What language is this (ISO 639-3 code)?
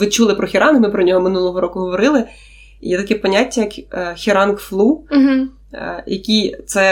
ukr